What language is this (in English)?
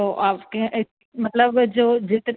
Urdu